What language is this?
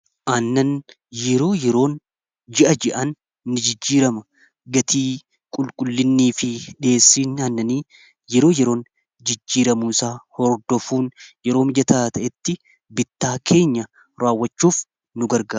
Oromo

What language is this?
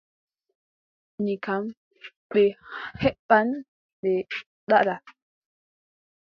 Adamawa Fulfulde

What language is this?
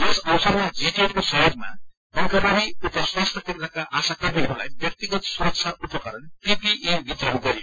Nepali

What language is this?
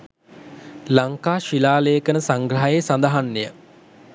Sinhala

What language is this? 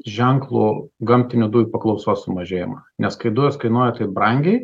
Lithuanian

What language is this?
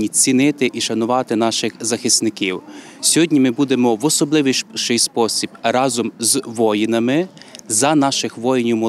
Ukrainian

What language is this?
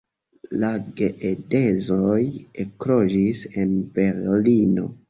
Esperanto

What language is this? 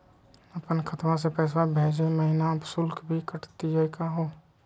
Magahi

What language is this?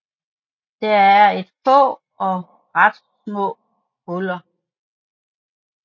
Danish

